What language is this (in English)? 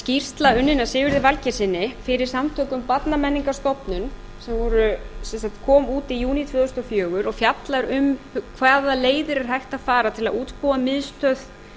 Icelandic